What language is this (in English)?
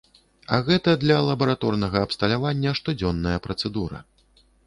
Belarusian